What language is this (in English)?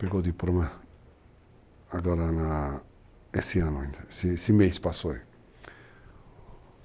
Portuguese